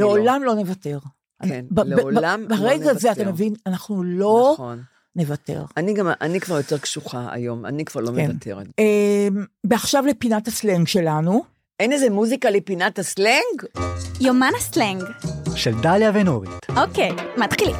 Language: Hebrew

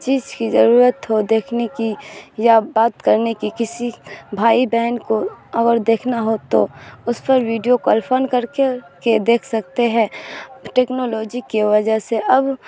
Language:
Urdu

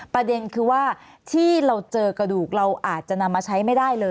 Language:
Thai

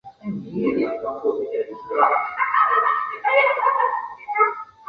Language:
Chinese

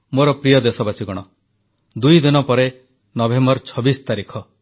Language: Odia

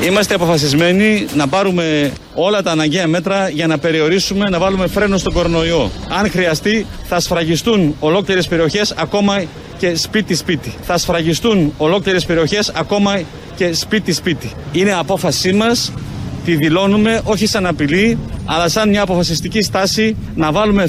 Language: Greek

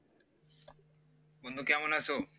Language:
Bangla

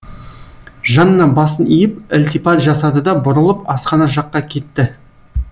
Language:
Kazakh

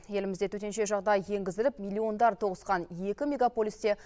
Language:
Kazakh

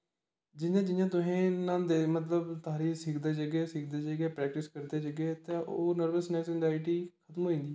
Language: Dogri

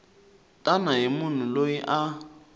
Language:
Tsonga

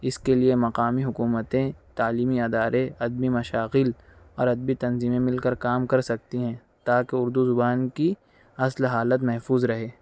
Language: Urdu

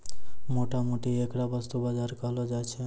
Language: Maithili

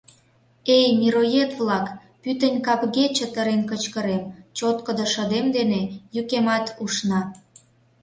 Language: Mari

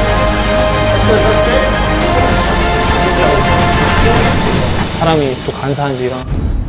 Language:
Korean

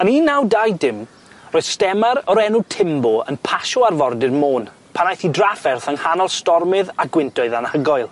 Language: Welsh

